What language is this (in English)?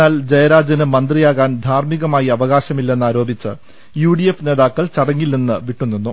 Malayalam